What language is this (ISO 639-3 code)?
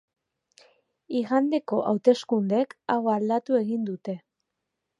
eus